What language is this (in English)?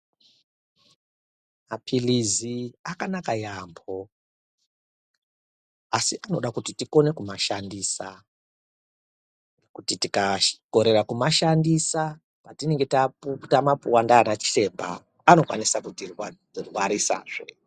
Ndau